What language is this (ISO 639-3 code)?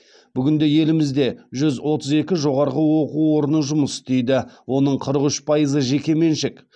kaz